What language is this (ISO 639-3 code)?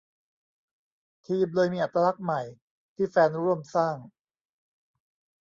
tha